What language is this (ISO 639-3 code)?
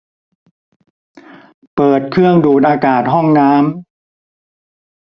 tha